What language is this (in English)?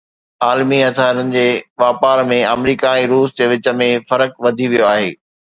Sindhi